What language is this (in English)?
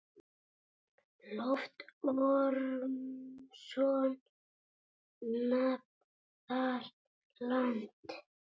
Icelandic